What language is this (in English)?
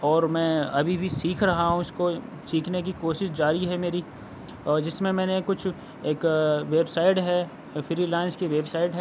Urdu